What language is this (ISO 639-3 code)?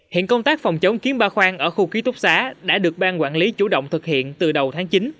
vie